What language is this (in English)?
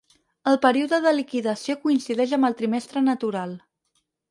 Catalan